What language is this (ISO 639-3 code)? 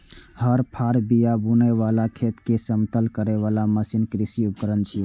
mai